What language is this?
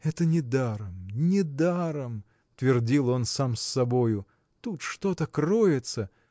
Russian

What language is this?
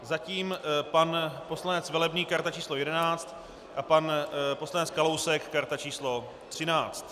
Czech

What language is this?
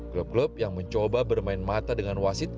Indonesian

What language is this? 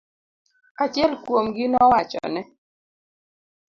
Luo (Kenya and Tanzania)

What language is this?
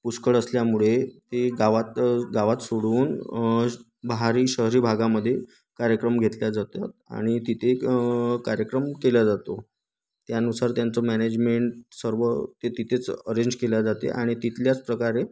Marathi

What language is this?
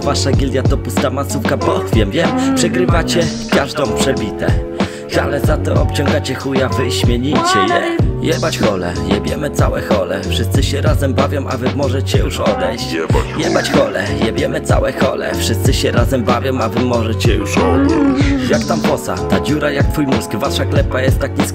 Polish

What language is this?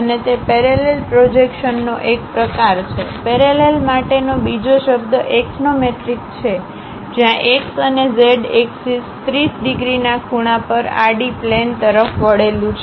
Gujarati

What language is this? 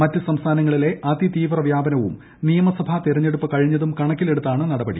Malayalam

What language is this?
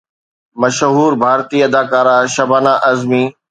Sindhi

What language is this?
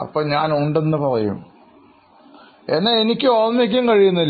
Malayalam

